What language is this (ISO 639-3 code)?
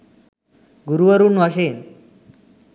sin